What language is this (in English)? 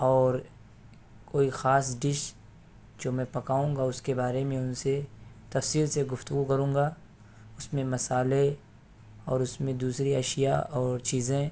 Urdu